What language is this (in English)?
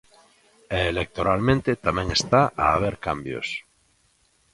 Galician